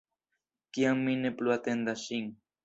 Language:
Esperanto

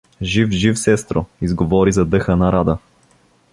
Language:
Bulgarian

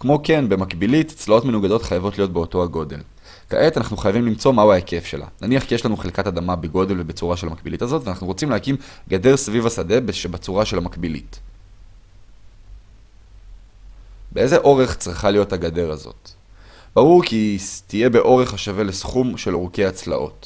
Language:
Hebrew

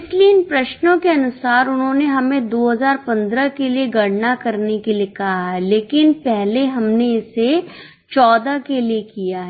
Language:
Hindi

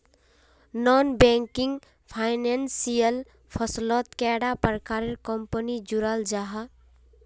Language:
Magahi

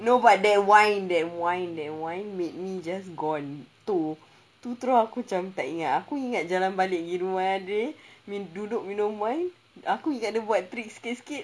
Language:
English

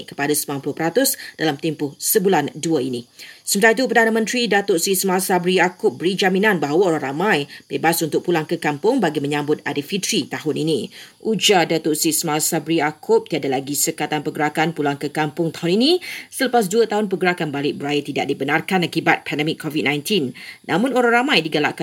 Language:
Malay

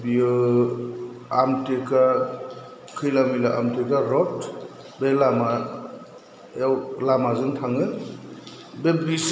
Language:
Bodo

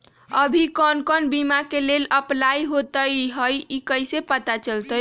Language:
Magahi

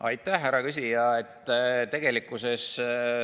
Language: Estonian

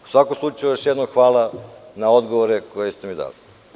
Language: Serbian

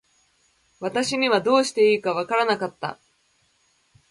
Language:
Japanese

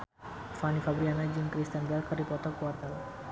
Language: Sundanese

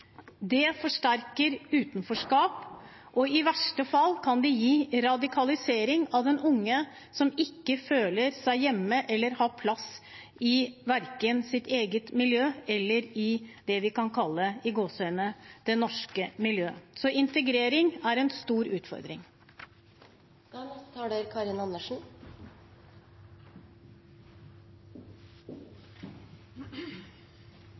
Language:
Norwegian Bokmål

